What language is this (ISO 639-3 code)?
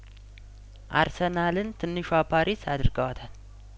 amh